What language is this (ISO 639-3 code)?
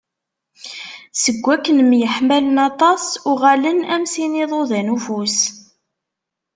kab